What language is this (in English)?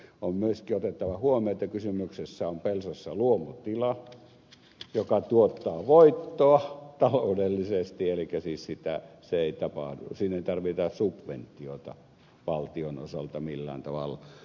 Finnish